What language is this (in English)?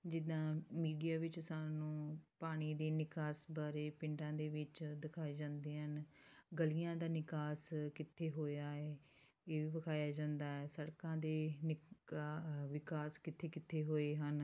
Punjabi